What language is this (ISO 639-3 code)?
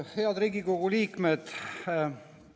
est